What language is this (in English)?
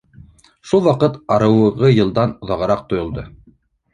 Bashkir